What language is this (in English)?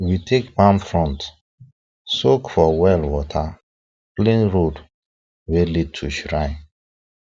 Nigerian Pidgin